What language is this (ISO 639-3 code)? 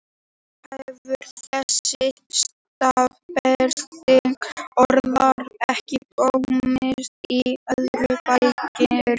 isl